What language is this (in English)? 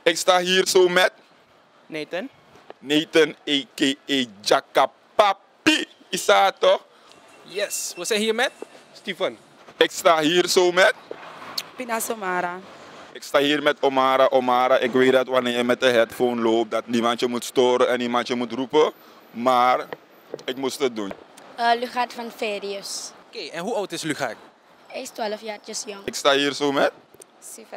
Dutch